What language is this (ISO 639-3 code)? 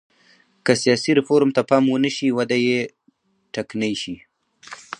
pus